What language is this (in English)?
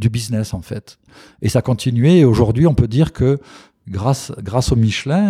French